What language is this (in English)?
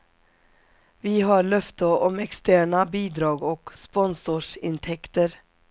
Swedish